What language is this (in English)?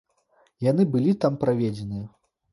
Belarusian